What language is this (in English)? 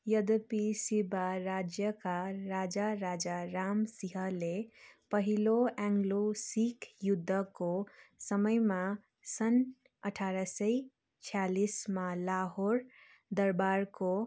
Nepali